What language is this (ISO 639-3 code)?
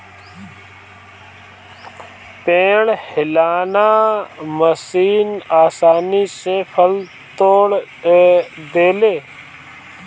bho